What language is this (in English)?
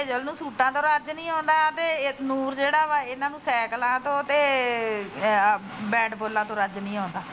Punjabi